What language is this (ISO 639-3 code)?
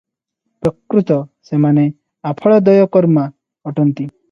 ori